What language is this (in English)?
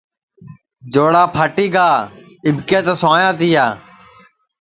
Sansi